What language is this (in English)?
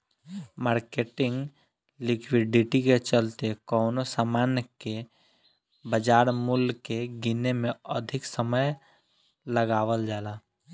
Bhojpuri